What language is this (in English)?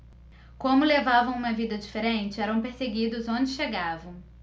Portuguese